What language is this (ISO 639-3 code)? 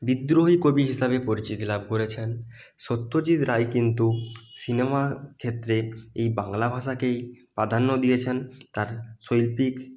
ben